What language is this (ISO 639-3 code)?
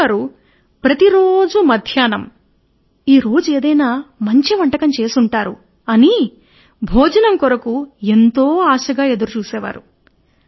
tel